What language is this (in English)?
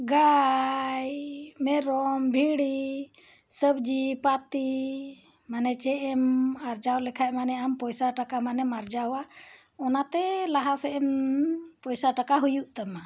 Santali